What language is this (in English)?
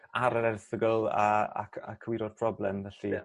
Welsh